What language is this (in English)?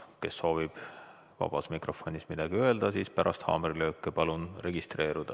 Estonian